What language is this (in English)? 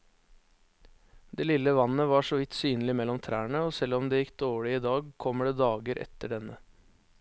Norwegian